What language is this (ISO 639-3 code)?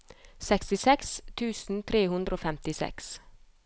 nor